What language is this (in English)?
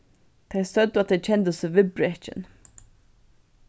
Faroese